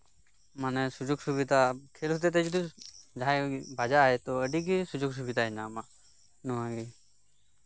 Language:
Santali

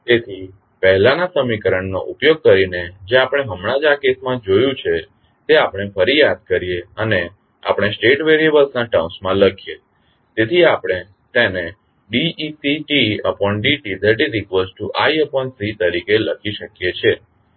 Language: Gujarati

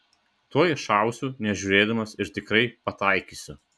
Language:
Lithuanian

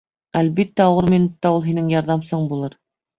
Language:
Bashkir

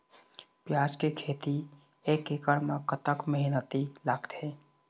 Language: Chhattisgarhi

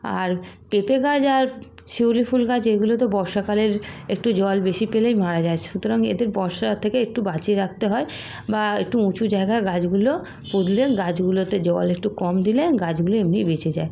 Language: Bangla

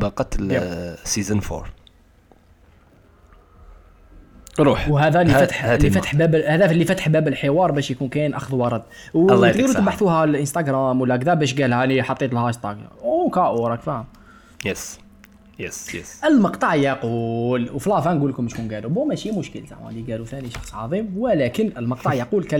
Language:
Arabic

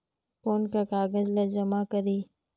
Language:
Chhattisgarhi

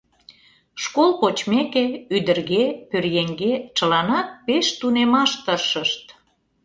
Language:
Mari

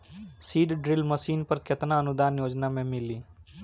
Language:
Bhojpuri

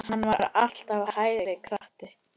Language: Icelandic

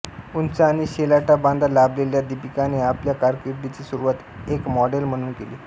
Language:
Marathi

